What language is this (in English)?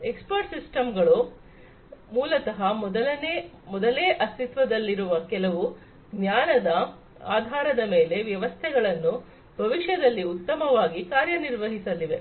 Kannada